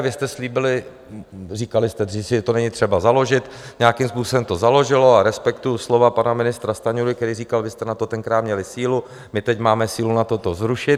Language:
Czech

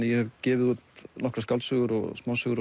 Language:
Icelandic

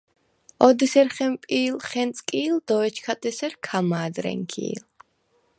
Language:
Svan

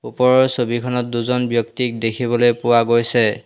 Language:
Assamese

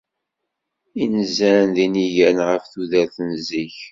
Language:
Kabyle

